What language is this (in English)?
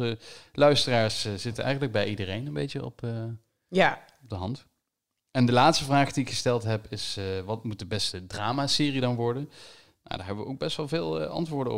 Dutch